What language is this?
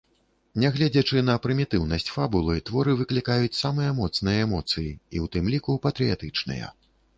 Belarusian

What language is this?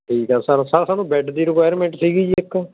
Punjabi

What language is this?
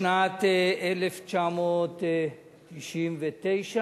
Hebrew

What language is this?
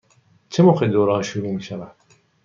Persian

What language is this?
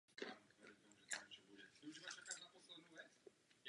Czech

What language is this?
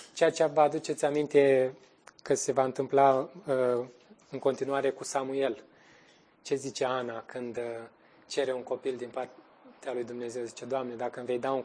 Romanian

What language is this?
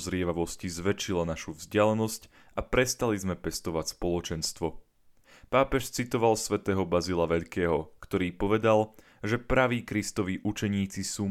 Slovak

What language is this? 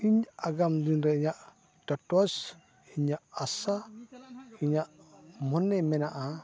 Santali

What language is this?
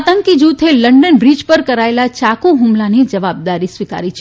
Gujarati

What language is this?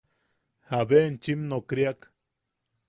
Yaqui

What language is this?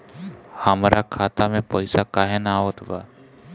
Bhojpuri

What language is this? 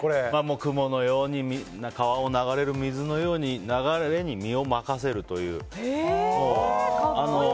Japanese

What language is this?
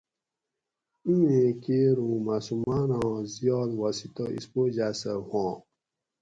Gawri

